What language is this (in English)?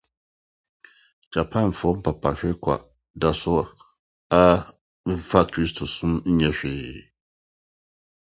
Akan